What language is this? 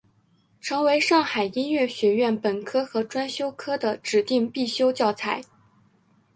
Chinese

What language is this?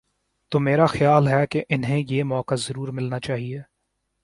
Urdu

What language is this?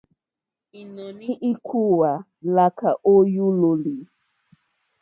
Mokpwe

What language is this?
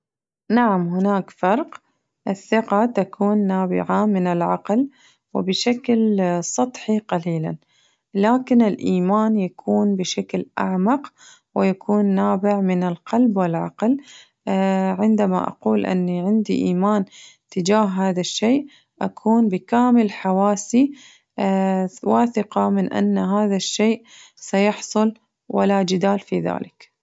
Najdi Arabic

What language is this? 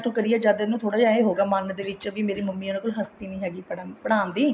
Punjabi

